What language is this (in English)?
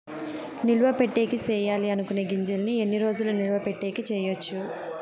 Telugu